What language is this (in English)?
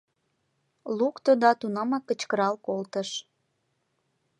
Mari